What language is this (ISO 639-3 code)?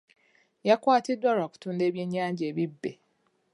lug